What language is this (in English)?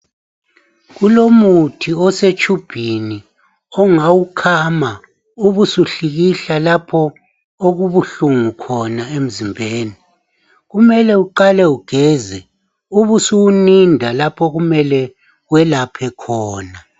North Ndebele